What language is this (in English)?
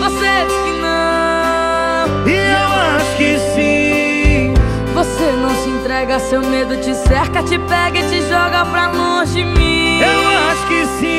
Portuguese